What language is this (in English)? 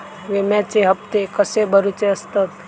Marathi